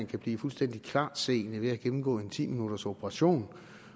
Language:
Danish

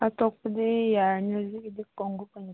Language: Manipuri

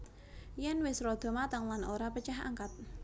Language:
Javanese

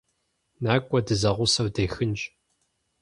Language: Kabardian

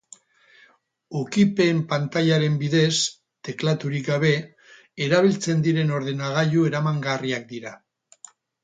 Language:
Basque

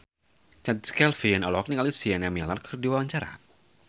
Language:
Sundanese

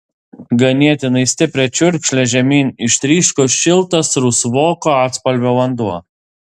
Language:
Lithuanian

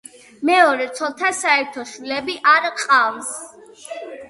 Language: Georgian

